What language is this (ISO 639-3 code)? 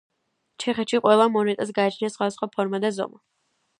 kat